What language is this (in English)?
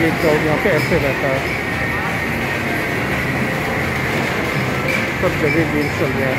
Hindi